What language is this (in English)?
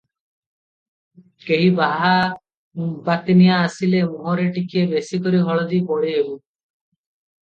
Odia